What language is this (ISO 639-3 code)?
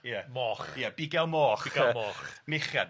cym